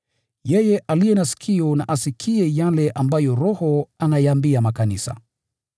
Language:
Swahili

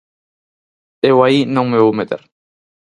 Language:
Galician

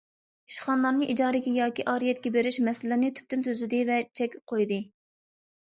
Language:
Uyghur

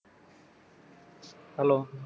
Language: Punjabi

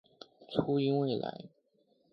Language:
Chinese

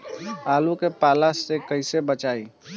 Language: Bhojpuri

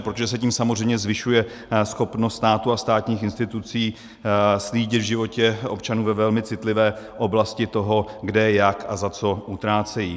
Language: Czech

